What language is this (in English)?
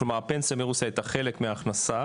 Hebrew